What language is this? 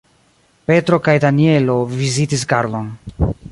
Esperanto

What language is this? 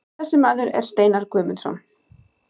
Icelandic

